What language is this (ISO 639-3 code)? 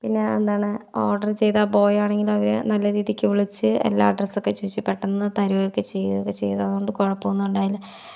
mal